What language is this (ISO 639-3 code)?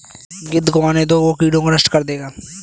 hin